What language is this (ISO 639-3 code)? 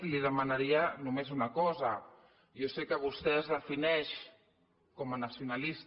cat